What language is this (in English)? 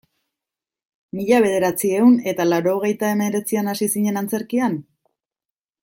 Basque